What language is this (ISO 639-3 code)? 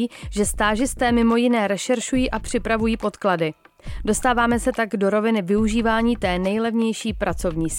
ces